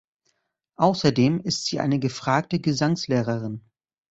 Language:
German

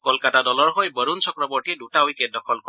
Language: Assamese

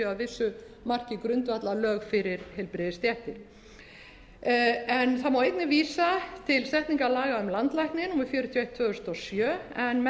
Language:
Icelandic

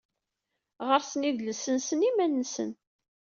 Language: Kabyle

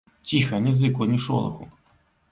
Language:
Belarusian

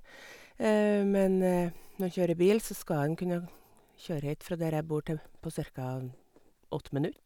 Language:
Norwegian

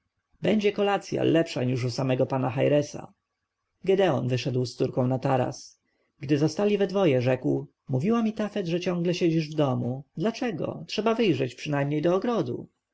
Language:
Polish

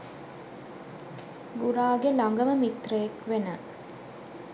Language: Sinhala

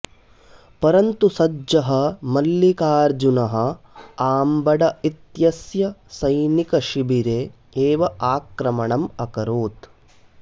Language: Sanskrit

